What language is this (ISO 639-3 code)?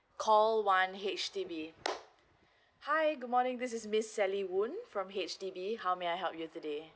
eng